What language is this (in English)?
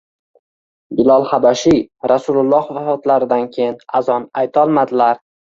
Uzbek